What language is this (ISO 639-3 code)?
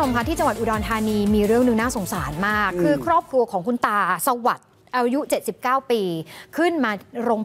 tha